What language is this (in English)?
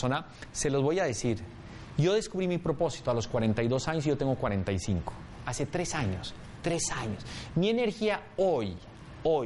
Spanish